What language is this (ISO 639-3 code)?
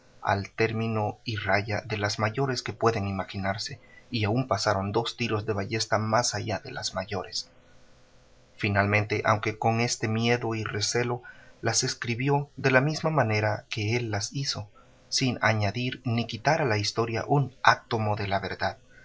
spa